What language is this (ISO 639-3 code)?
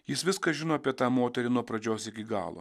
lit